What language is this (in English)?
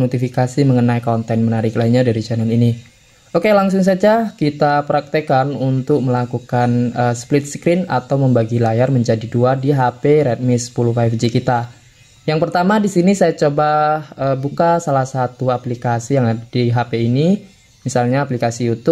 Indonesian